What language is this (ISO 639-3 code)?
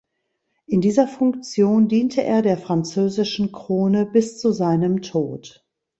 deu